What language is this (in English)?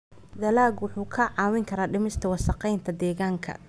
Somali